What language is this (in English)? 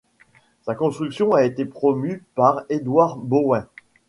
French